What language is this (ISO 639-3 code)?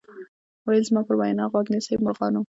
pus